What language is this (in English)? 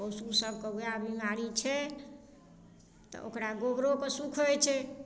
Maithili